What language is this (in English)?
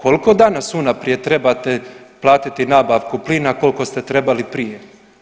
Croatian